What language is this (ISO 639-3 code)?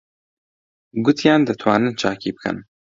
ckb